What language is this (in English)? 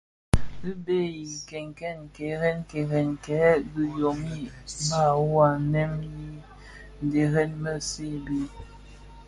Bafia